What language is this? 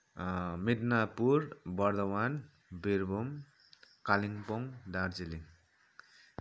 Nepali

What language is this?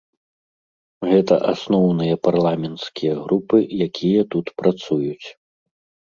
Belarusian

